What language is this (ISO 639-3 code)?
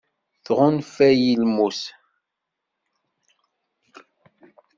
kab